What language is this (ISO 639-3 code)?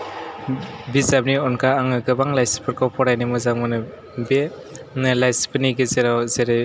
brx